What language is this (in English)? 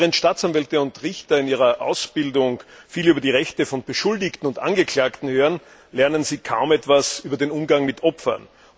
German